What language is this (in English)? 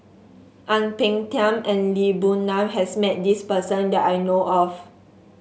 English